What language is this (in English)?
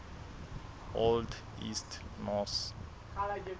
Southern Sotho